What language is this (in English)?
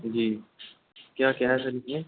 Urdu